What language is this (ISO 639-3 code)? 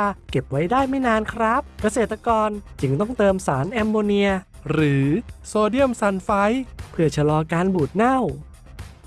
tha